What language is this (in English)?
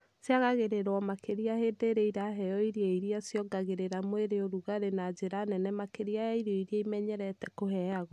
Kikuyu